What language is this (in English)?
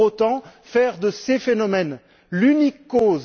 French